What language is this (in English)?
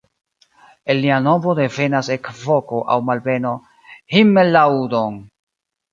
Esperanto